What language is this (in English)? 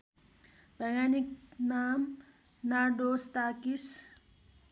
Nepali